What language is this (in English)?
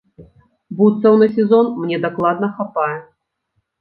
Belarusian